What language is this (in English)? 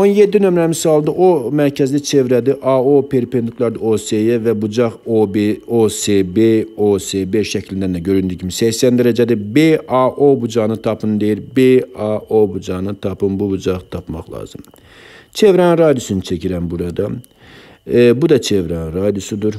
Turkish